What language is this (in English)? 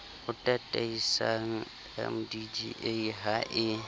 Southern Sotho